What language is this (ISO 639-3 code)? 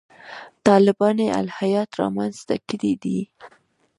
pus